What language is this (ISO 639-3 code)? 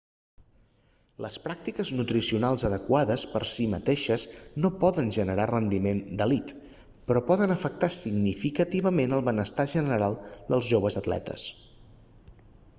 cat